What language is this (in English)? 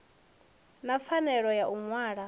Venda